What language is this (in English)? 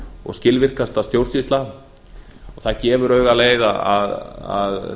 Icelandic